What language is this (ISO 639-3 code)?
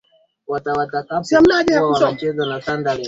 swa